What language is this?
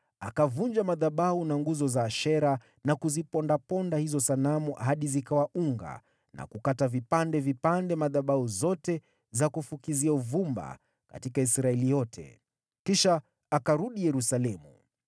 Swahili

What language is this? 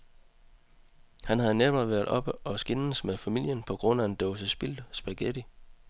Danish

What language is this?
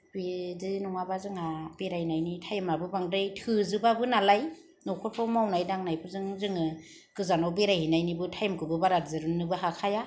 Bodo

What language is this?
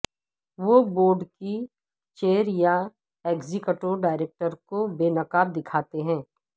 Urdu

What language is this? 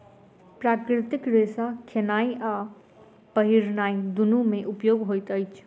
Maithili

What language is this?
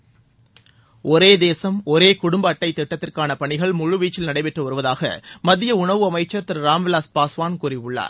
Tamil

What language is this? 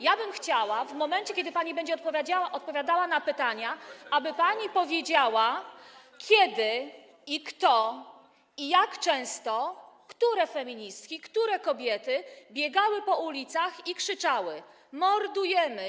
Polish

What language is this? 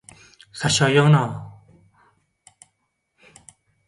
Turkmen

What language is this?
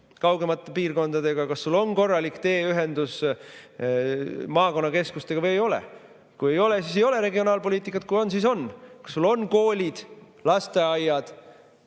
Estonian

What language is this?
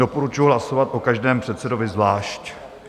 Czech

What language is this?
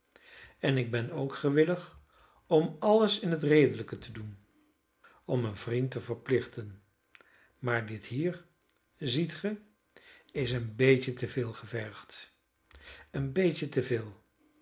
Dutch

